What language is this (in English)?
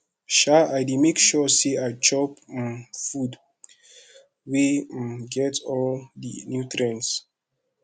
Nigerian Pidgin